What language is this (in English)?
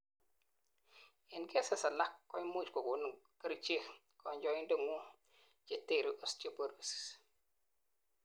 Kalenjin